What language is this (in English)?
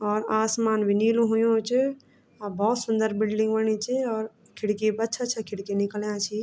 Garhwali